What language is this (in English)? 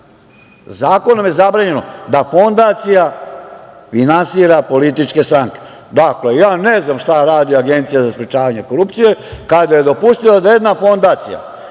Serbian